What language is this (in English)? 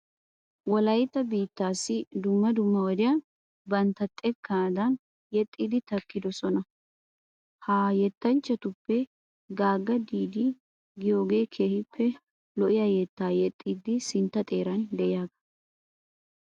Wolaytta